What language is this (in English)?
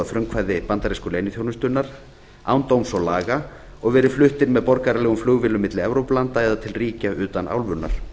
Icelandic